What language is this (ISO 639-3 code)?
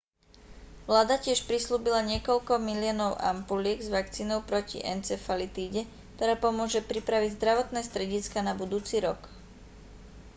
slk